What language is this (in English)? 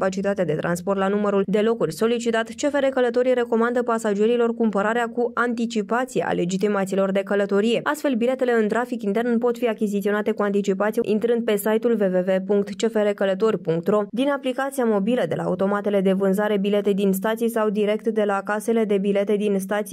Romanian